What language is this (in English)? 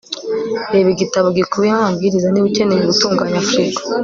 Kinyarwanda